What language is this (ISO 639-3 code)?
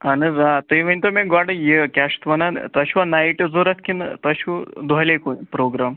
kas